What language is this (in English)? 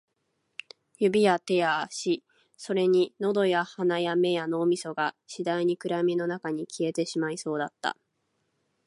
Japanese